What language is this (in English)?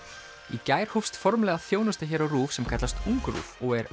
Icelandic